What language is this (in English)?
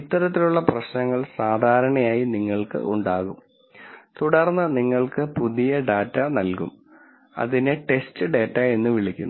Malayalam